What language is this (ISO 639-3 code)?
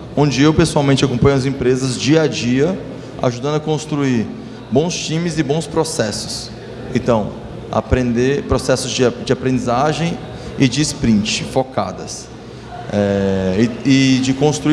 por